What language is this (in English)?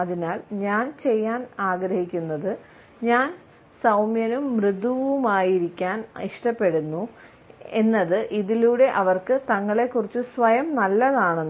Malayalam